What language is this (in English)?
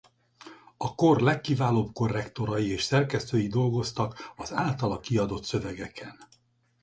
Hungarian